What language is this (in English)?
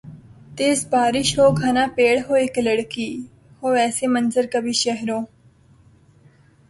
Urdu